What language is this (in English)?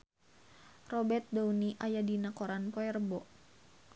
Sundanese